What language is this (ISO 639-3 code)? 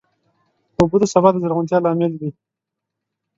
pus